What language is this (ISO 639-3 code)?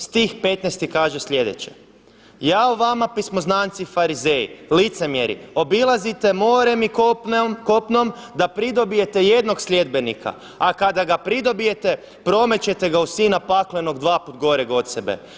hrv